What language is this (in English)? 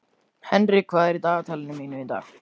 Icelandic